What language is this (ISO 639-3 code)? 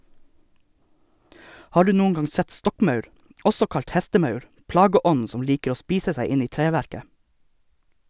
nor